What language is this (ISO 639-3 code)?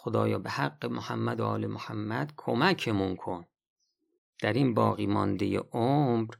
fas